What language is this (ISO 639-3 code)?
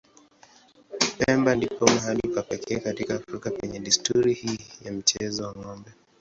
swa